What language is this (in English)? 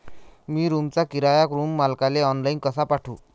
Marathi